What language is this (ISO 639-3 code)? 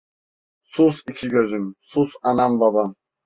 tur